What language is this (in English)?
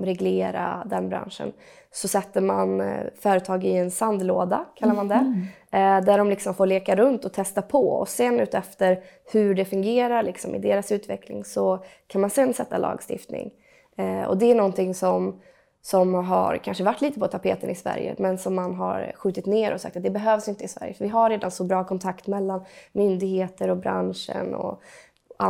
Swedish